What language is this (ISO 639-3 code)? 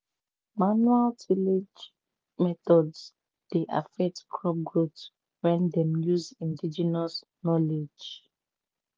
pcm